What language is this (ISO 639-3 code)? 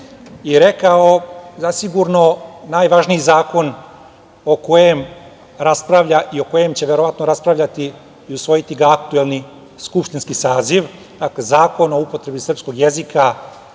srp